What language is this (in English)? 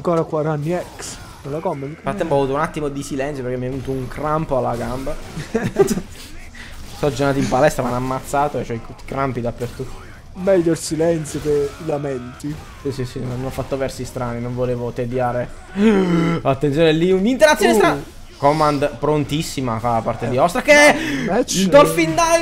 Italian